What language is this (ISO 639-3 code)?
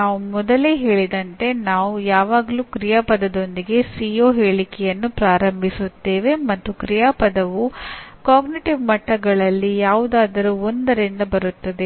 kan